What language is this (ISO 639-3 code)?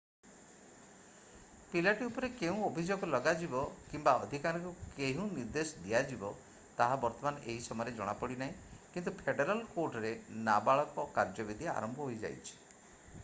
ori